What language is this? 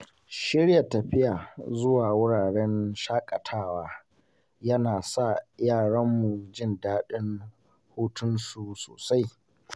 Hausa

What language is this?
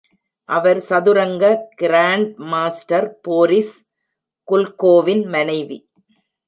Tamil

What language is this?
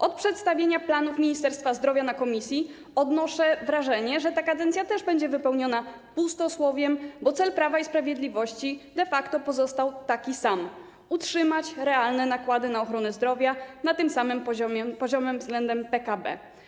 Polish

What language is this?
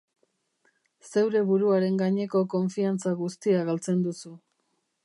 Basque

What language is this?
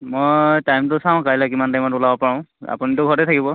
Assamese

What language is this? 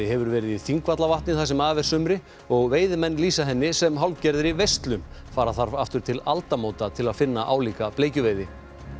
Icelandic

